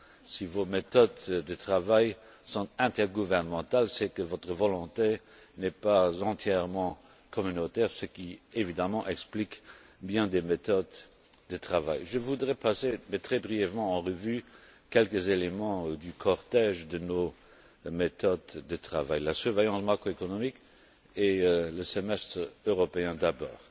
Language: French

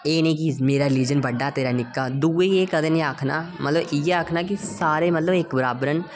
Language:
Dogri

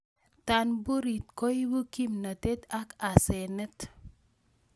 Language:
Kalenjin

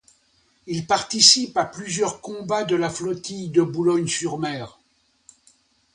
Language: French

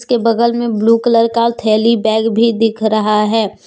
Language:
Hindi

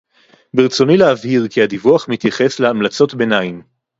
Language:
Hebrew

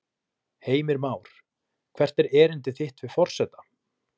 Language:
Icelandic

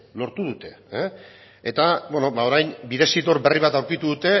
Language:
Basque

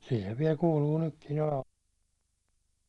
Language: Finnish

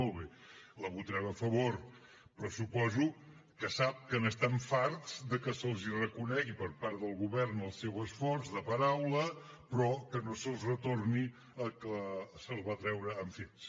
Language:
Catalan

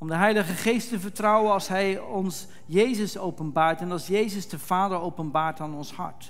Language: Dutch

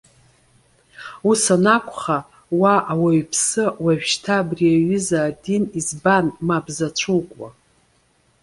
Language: Abkhazian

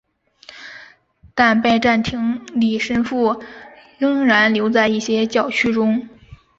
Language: Chinese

